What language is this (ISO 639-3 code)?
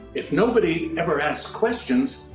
eng